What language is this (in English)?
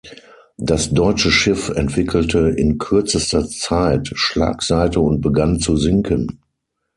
German